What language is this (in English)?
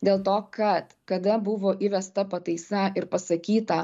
Lithuanian